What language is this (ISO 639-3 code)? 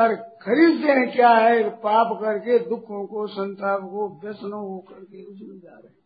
hin